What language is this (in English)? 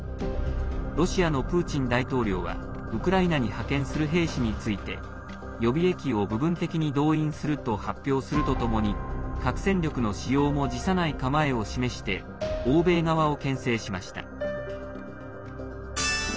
Japanese